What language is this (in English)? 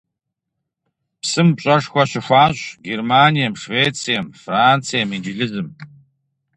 Kabardian